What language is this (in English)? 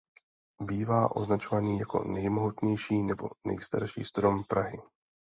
Czech